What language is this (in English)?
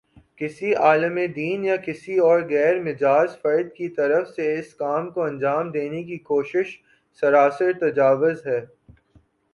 Urdu